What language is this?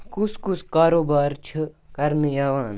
Kashmiri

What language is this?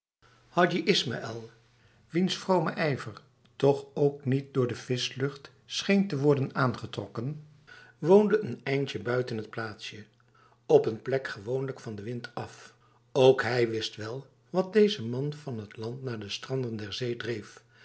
Dutch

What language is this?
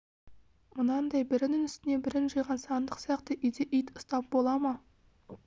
Kazakh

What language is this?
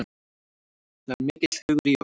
Icelandic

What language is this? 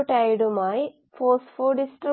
Malayalam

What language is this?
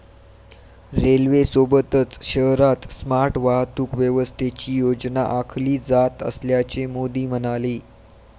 Marathi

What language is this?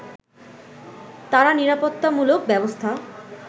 Bangla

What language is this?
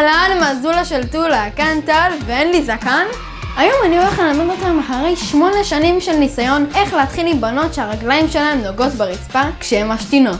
Hebrew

